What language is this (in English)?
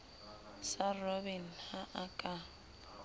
Southern Sotho